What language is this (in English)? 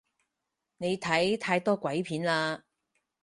Cantonese